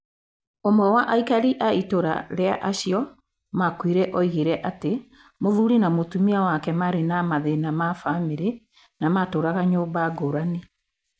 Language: Kikuyu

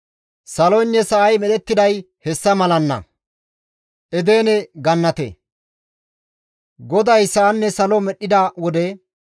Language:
Gamo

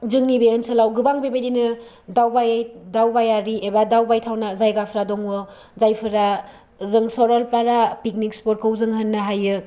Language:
Bodo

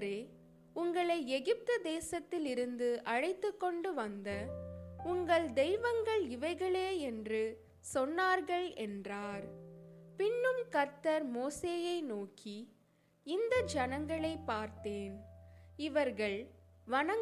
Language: Tamil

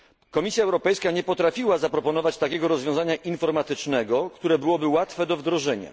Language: Polish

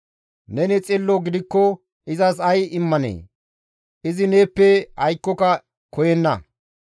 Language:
Gamo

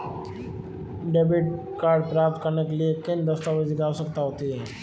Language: Hindi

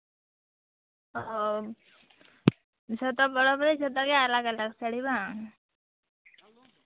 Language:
Santali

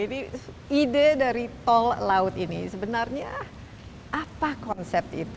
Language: Indonesian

